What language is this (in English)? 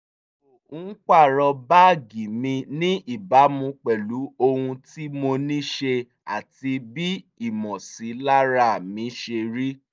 Yoruba